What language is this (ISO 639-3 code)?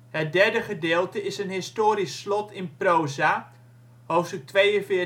nld